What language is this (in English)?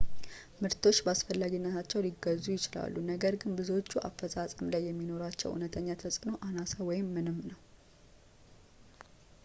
Amharic